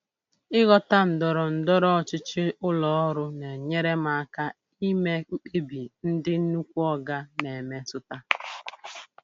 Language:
Igbo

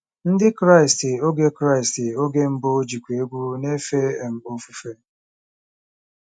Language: Igbo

